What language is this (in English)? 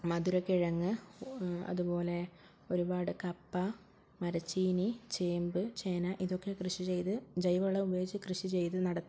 Malayalam